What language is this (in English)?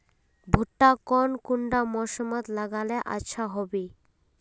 Magahi